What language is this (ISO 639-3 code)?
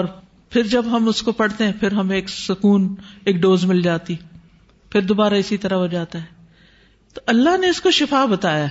urd